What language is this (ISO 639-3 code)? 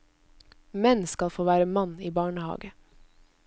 nor